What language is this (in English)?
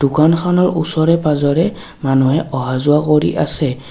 Assamese